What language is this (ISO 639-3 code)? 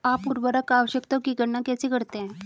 hin